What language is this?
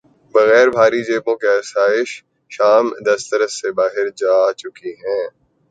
Urdu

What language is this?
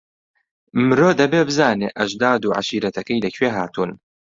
Central Kurdish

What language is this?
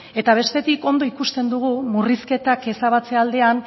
Basque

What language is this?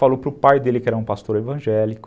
Portuguese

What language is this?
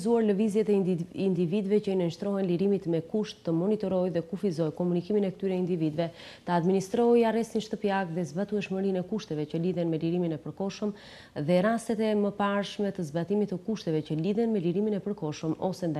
Romanian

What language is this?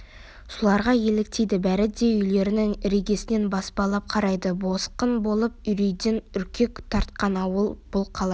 Kazakh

